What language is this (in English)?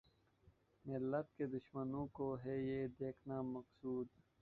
Urdu